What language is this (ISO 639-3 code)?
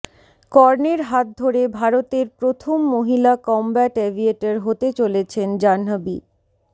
ben